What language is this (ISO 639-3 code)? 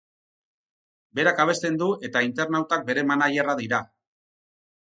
eus